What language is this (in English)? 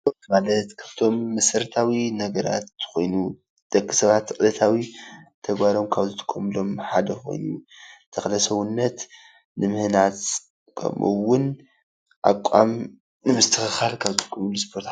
Tigrinya